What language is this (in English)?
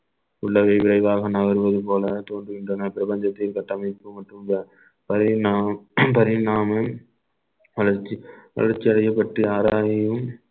Tamil